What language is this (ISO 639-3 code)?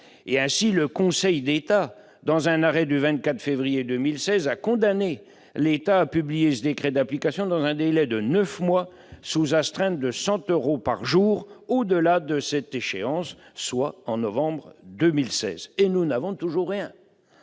fra